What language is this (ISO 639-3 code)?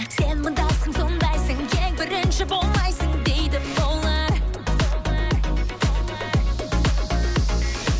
kaz